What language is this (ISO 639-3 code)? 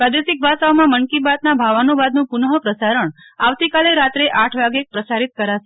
guj